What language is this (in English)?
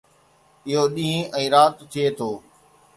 Sindhi